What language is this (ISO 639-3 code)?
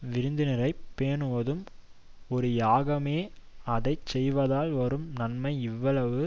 tam